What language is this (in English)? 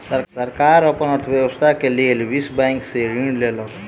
Maithili